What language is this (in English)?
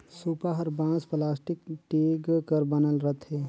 Chhattisgarhi